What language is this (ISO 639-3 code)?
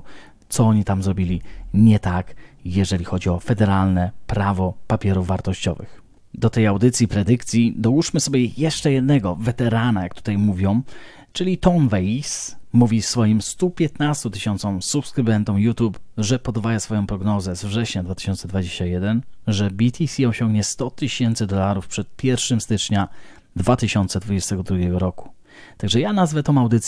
pol